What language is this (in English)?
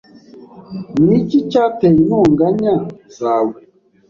Kinyarwanda